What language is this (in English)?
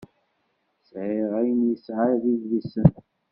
Kabyle